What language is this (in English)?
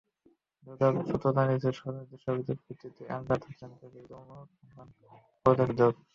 Bangla